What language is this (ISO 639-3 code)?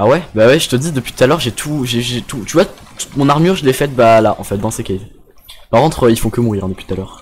fra